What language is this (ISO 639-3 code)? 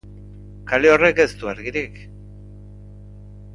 eus